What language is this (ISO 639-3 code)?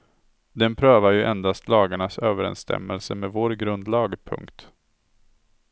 swe